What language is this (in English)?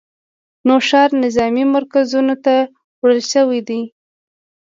Pashto